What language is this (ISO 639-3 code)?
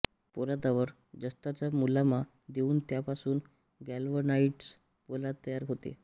mar